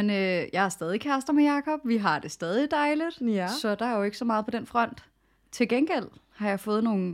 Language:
Danish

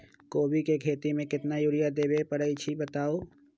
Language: Magahi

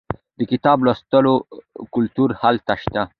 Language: Pashto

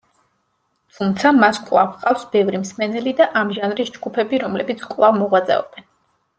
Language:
Georgian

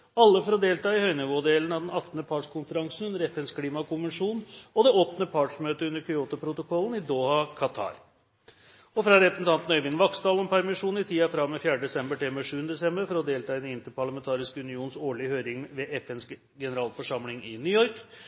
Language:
Norwegian Bokmål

